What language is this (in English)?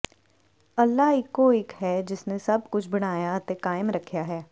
Punjabi